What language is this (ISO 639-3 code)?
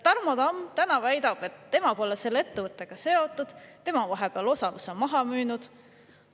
est